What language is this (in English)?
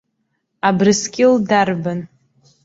Abkhazian